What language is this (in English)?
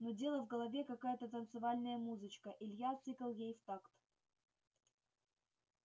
Russian